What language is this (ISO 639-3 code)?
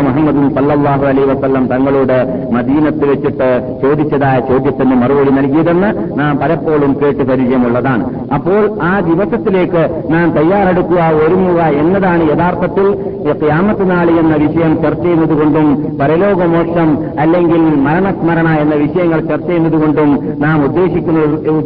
mal